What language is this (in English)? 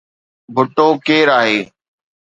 Sindhi